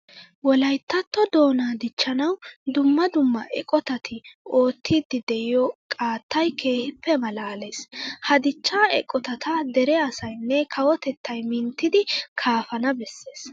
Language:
Wolaytta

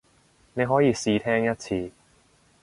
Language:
Cantonese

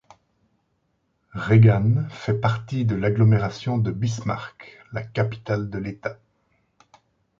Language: French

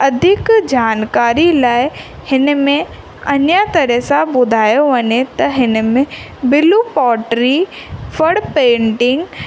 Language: Sindhi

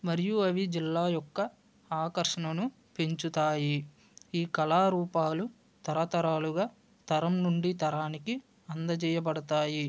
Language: Telugu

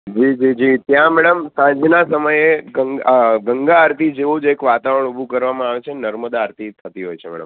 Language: Gujarati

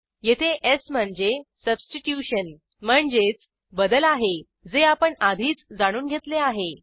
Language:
Marathi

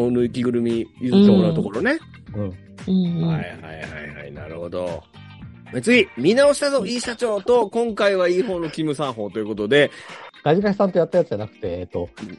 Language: Japanese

